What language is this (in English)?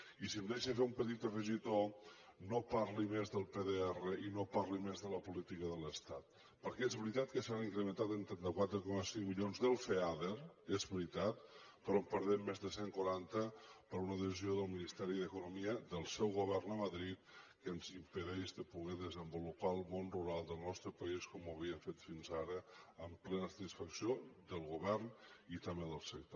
Catalan